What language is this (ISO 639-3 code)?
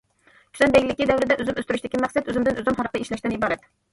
uig